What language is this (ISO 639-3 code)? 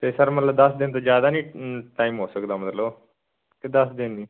pan